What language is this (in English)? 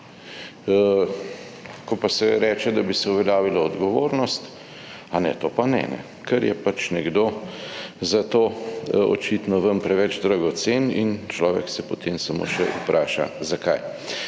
Slovenian